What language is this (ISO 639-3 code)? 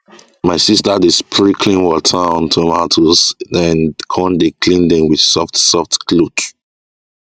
pcm